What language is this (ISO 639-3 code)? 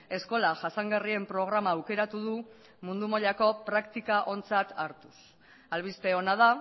eus